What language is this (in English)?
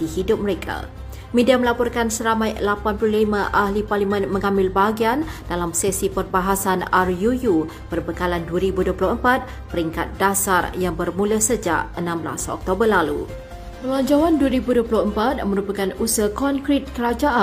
Malay